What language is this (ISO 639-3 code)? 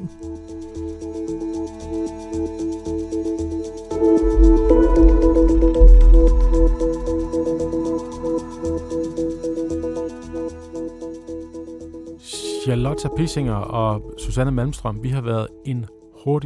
dan